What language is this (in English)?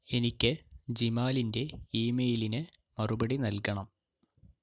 Malayalam